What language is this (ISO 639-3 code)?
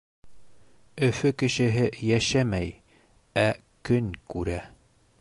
bak